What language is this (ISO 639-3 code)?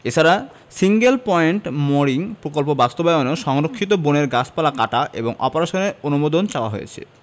ben